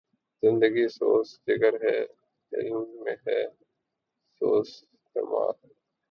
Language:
Urdu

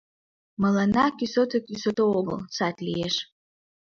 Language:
Mari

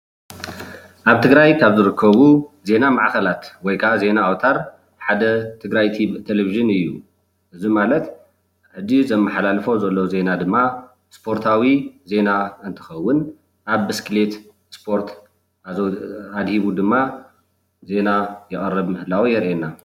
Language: Tigrinya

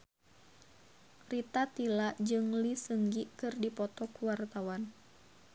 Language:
Sundanese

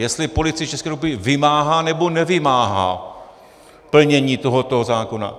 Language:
Czech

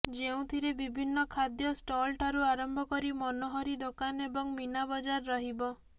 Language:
Odia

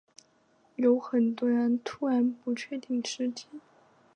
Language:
Chinese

